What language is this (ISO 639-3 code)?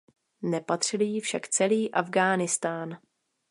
ces